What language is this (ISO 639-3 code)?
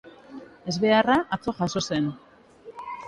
eus